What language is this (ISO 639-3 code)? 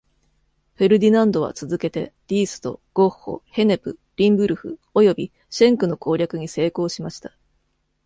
jpn